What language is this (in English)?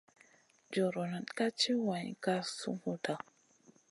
Masana